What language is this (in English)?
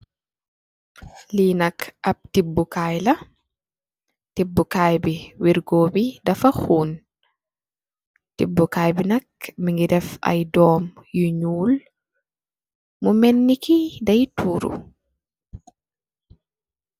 Wolof